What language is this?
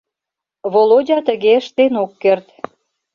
Mari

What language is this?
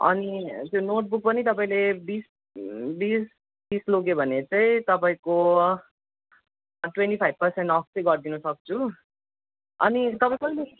Nepali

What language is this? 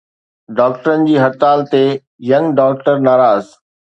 Sindhi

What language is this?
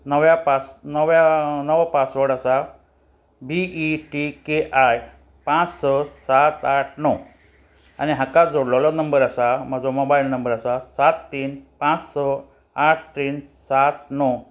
Konkani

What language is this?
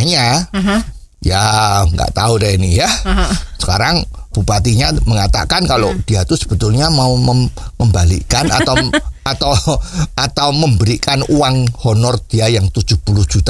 Indonesian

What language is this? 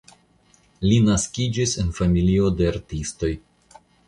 Esperanto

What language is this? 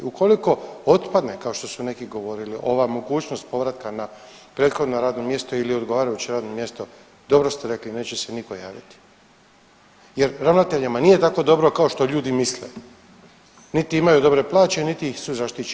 Croatian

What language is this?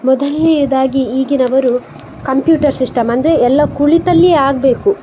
Kannada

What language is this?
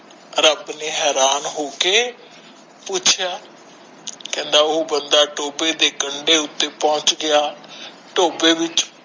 Punjabi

